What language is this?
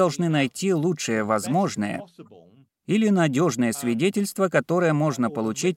Russian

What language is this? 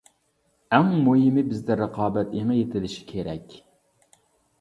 Uyghur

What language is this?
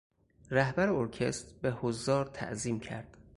Persian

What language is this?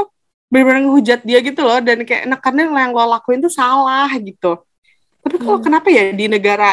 Indonesian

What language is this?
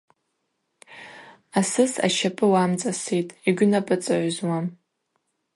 Abaza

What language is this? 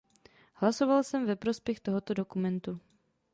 Czech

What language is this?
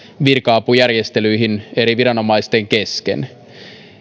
Finnish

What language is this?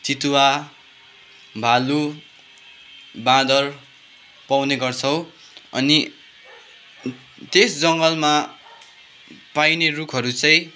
Nepali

